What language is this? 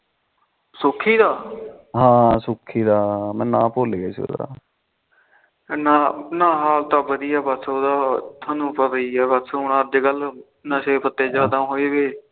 Punjabi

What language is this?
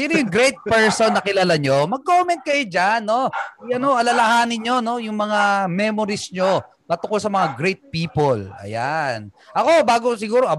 Filipino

